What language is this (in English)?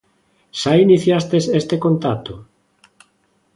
Galician